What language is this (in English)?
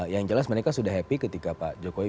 Indonesian